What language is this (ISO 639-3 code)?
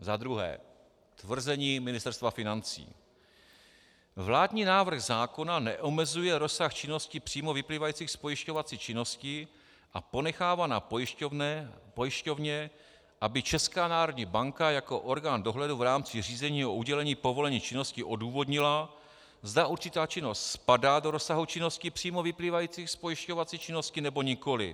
ces